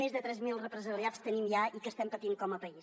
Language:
Catalan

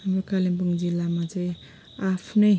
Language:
Nepali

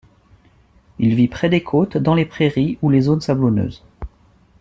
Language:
French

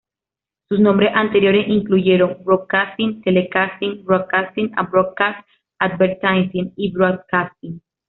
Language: Spanish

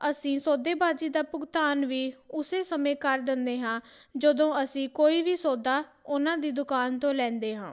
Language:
Punjabi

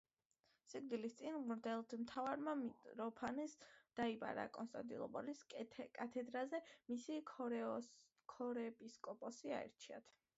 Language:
Georgian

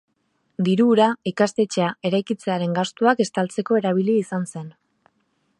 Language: Basque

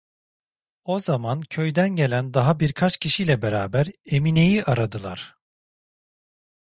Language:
Turkish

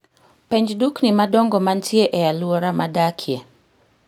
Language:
Luo (Kenya and Tanzania)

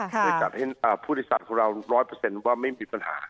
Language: Thai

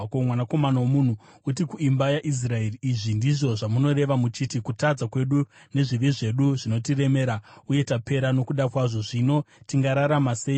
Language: Shona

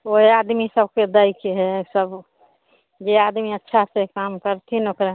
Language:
Maithili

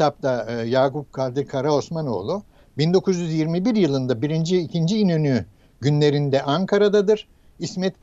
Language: Turkish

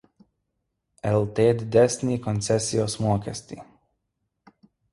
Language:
Lithuanian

